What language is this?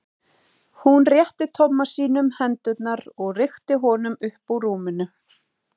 Icelandic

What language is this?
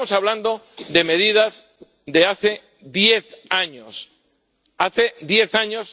Spanish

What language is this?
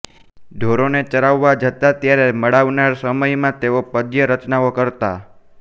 Gujarati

